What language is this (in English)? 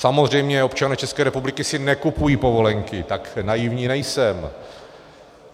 Czech